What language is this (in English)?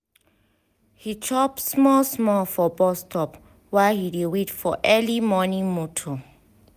Nigerian Pidgin